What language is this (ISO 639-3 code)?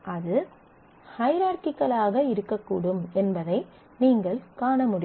tam